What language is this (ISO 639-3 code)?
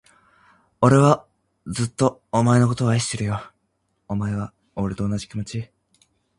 jpn